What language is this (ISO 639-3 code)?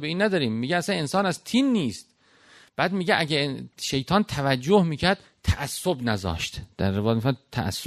fas